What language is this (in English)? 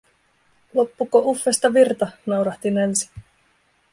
Finnish